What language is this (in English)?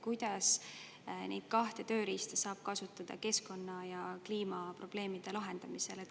Estonian